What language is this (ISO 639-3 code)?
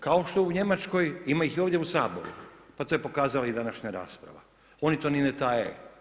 hrv